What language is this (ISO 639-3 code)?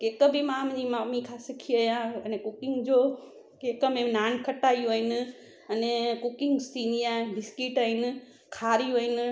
snd